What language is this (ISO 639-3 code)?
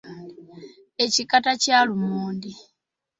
lug